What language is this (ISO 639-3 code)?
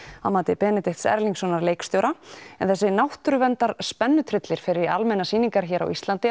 isl